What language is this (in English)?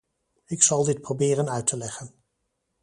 Dutch